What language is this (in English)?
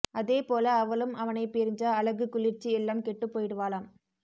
Tamil